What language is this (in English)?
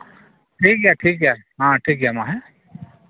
Santali